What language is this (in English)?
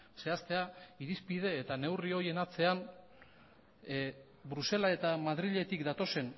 Basque